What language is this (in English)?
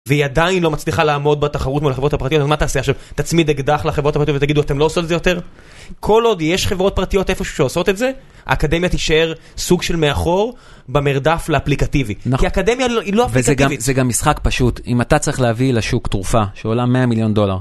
Hebrew